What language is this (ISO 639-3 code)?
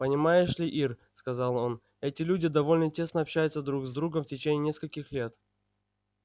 rus